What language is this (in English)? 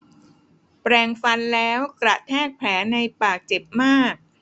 Thai